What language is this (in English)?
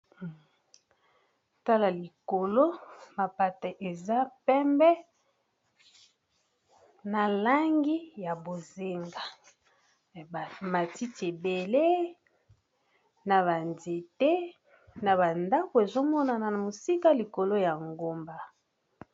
Lingala